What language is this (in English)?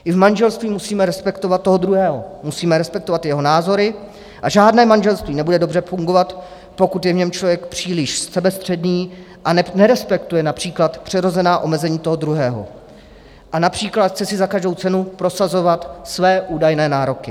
Czech